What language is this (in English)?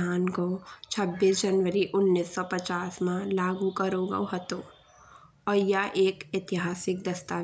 Bundeli